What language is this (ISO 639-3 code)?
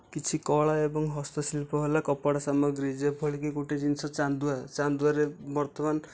ori